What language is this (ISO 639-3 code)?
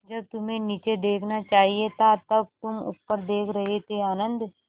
hin